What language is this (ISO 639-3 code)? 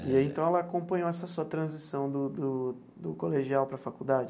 por